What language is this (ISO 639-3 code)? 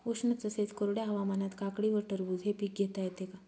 mar